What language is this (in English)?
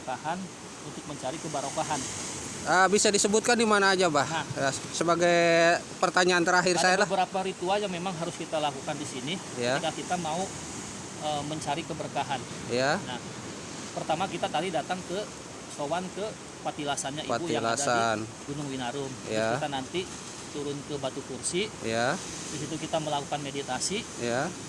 Indonesian